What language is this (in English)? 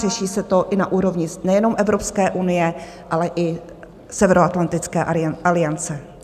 Czech